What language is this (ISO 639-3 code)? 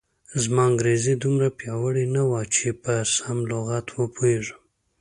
pus